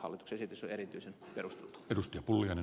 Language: Finnish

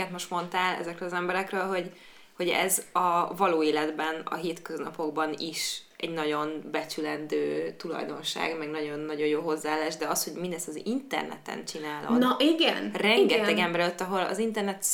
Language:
Hungarian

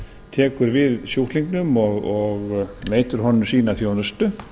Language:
Icelandic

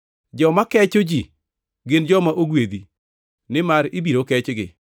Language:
Luo (Kenya and Tanzania)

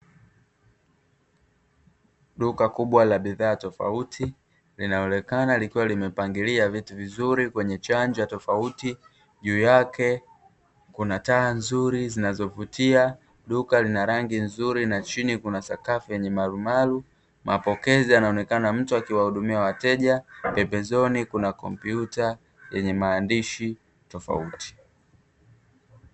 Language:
Swahili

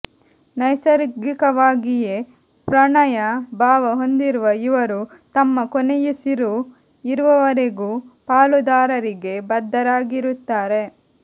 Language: Kannada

